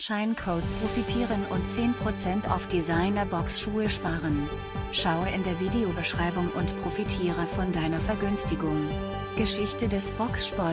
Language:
German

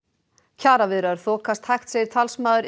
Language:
Icelandic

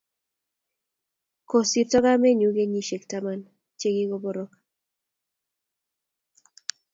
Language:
Kalenjin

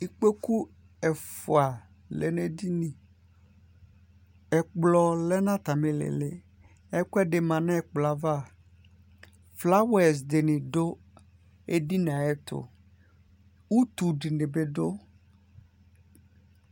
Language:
Ikposo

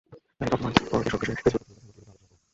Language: Bangla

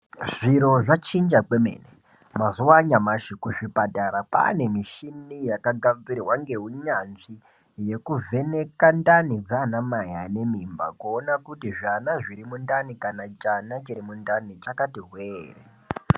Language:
Ndau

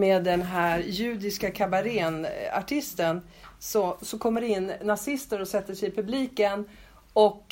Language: Swedish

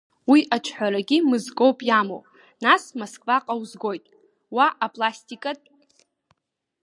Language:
Abkhazian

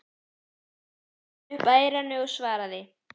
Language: Icelandic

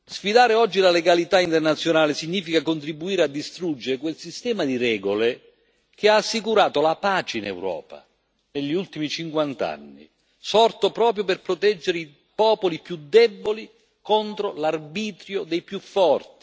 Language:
Italian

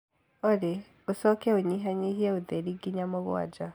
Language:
Kikuyu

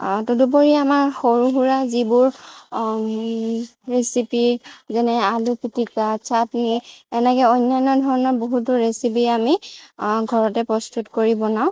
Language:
Assamese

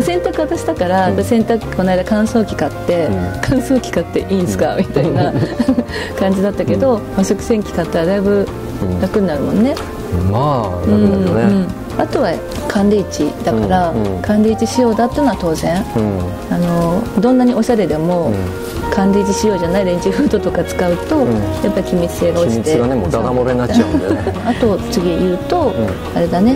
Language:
Japanese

